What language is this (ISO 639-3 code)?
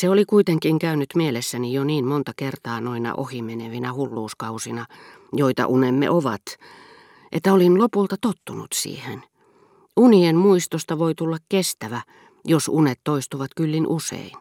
fin